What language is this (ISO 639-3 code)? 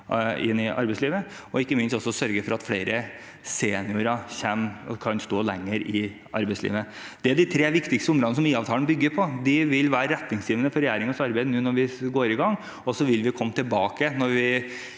nor